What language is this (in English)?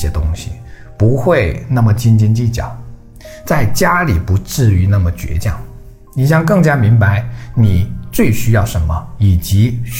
Chinese